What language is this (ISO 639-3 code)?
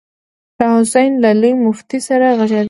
pus